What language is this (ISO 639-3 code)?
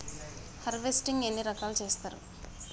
tel